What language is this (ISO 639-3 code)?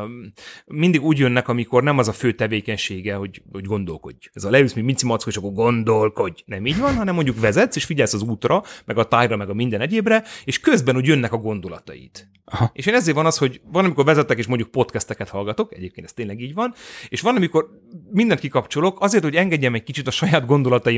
hun